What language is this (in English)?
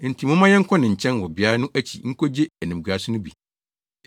Akan